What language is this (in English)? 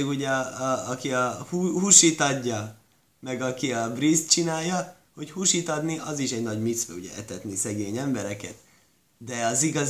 Hungarian